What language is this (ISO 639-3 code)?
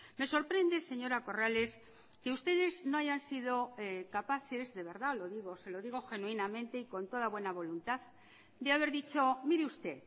spa